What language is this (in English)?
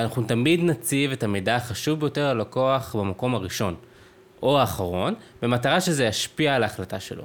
Hebrew